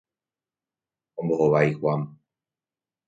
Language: Guarani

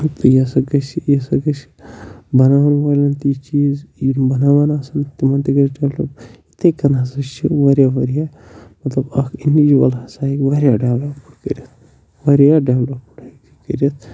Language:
Kashmiri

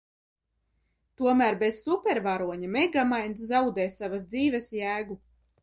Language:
Latvian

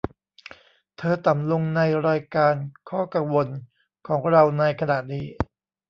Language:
Thai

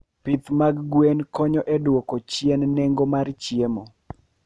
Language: Luo (Kenya and Tanzania)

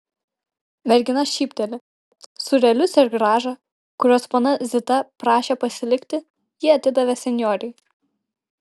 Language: Lithuanian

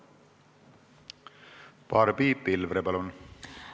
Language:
Estonian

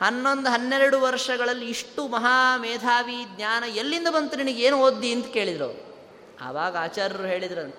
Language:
Kannada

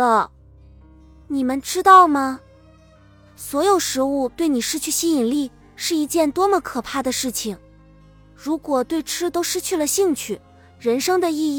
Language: Chinese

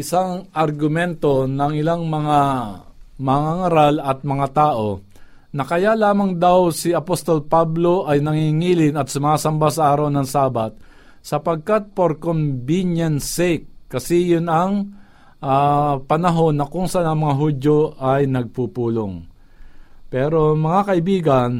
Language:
Filipino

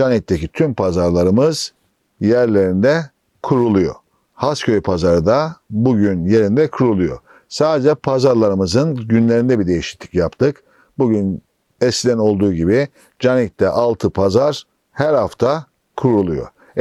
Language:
Turkish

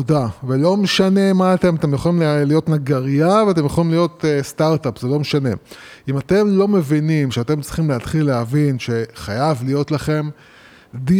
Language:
Hebrew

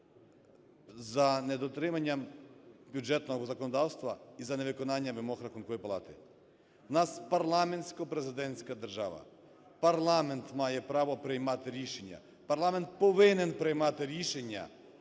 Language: Ukrainian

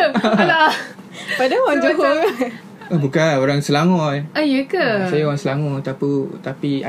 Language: Malay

